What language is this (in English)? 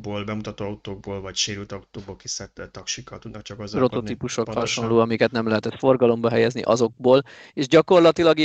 Hungarian